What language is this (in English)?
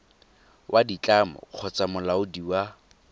Tswana